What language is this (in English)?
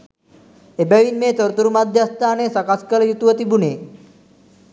Sinhala